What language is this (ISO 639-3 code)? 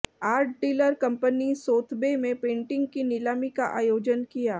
hin